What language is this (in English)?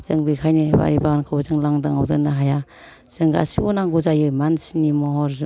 Bodo